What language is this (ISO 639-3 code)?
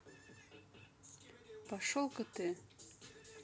rus